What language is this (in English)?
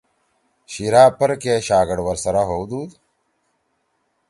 Torwali